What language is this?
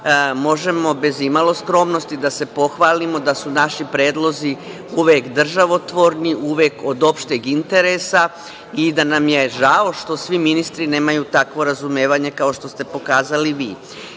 Serbian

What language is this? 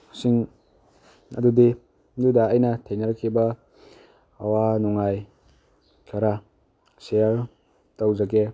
Manipuri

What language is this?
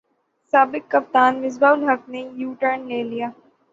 Urdu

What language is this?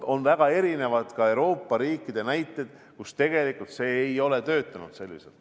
Estonian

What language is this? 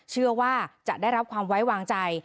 Thai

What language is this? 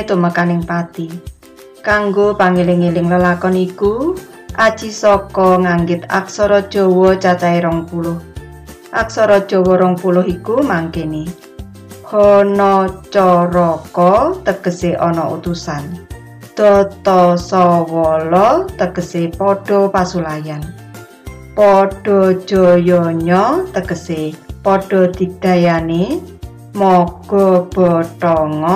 Indonesian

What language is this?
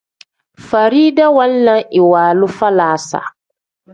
Tem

